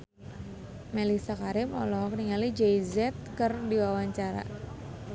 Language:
Sundanese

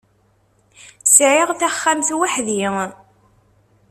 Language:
Kabyle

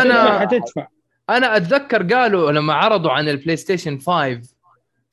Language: Arabic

